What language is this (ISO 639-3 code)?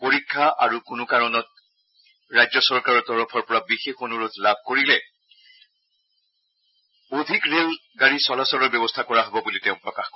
asm